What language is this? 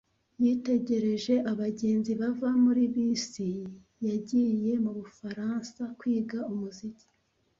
Kinyarwanda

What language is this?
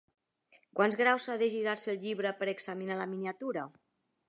Catalan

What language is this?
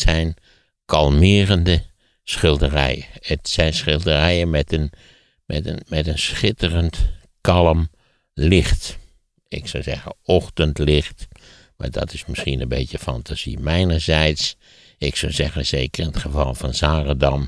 Dutch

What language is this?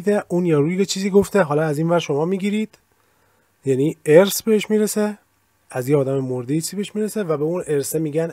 Persian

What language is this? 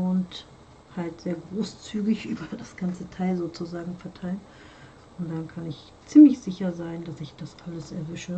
German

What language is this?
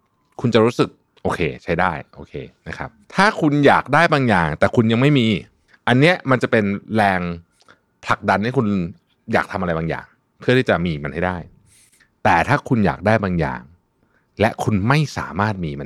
Thai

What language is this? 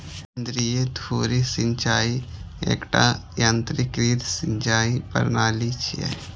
Maithili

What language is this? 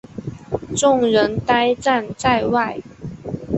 Chinese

